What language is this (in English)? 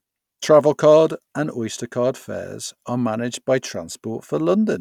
English